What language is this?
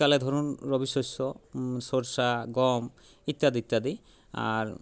Bangla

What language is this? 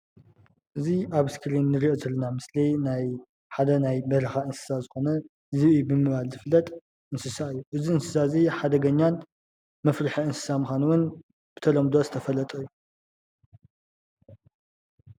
Tigrinya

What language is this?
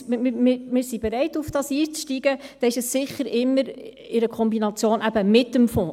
Swiss German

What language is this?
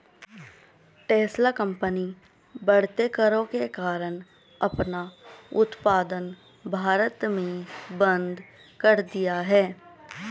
Hindi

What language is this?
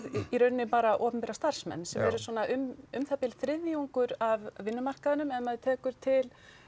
Icelandic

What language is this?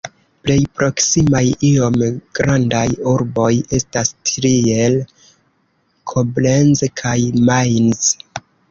Esperanto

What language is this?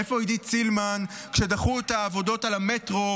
Hebrew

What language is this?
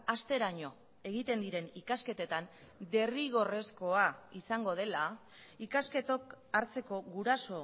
Basque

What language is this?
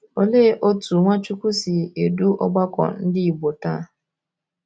Igbo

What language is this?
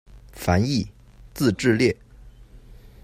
Chinese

